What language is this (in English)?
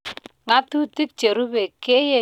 Kalenjin